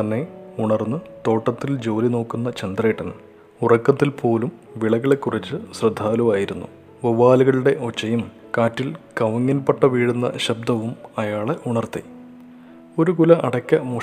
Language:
Malayalam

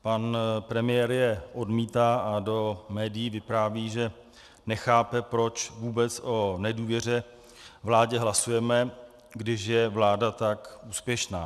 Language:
Czech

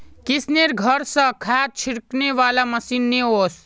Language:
Magahi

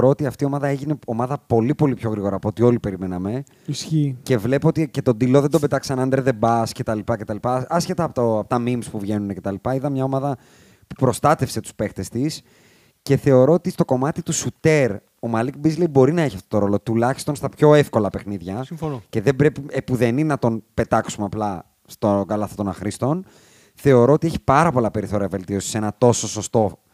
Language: Greek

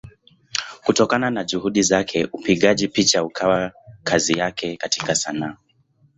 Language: Swahili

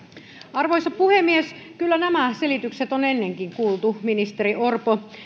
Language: Finnish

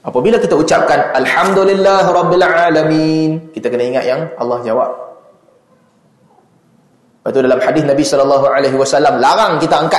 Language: Malay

